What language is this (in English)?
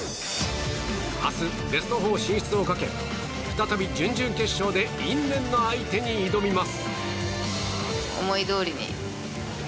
Japanese